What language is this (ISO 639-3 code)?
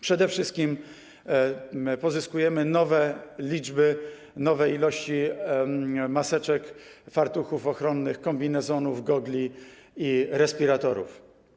pol